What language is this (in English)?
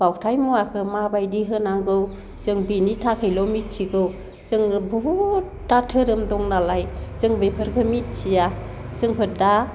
Bodo